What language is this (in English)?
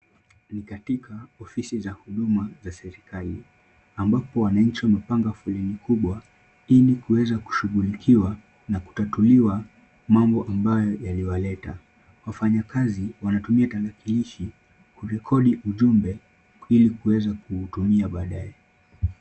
Swahili